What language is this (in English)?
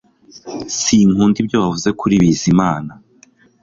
Kinyarwanda